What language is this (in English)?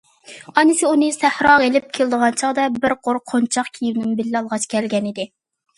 Uyghur